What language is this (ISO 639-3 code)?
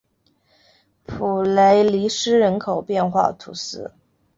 zho